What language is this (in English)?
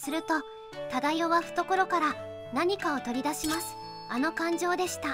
Japanese